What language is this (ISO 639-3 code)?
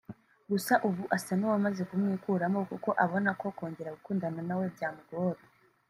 kin